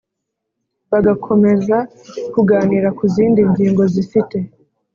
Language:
Kinyarwanda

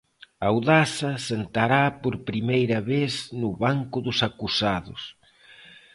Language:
Galician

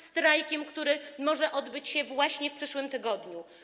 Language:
Polish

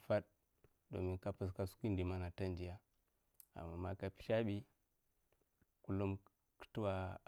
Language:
Mafa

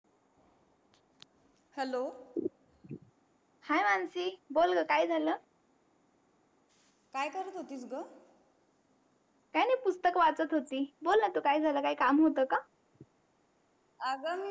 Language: Marathi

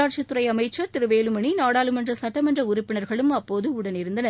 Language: Tamil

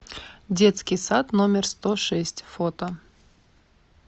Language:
Russian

